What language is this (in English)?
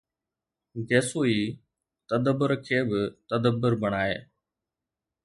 Sindhi